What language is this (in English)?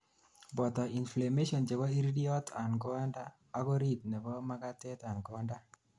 Kalenjin